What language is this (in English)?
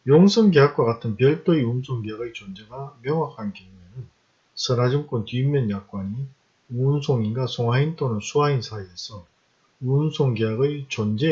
Korean